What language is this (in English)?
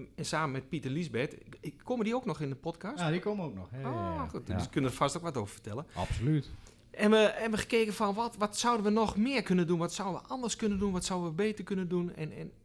Dutch